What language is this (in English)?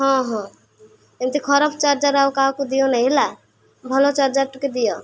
Odia